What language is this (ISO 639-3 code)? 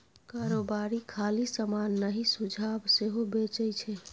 mai